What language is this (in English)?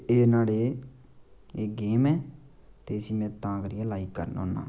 Dogri